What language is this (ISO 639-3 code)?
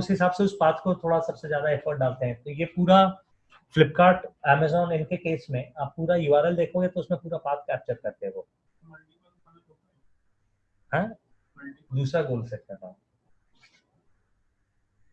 hin